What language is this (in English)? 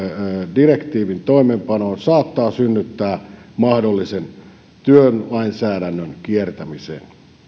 Finnish